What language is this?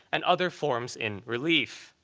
English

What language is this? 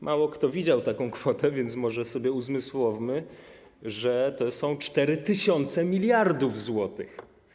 Polish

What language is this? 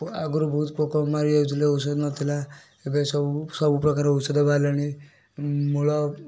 Odia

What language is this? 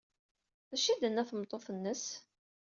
Kabyle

